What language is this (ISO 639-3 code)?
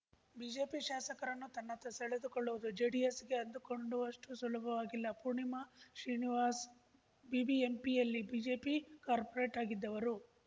kan